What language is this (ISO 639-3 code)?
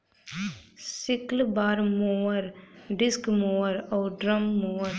bho